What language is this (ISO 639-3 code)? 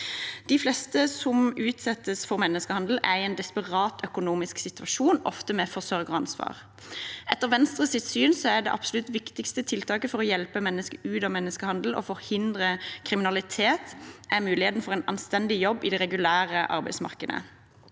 nor